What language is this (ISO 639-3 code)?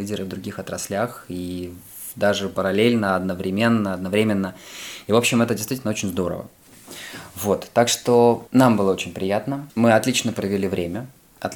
rus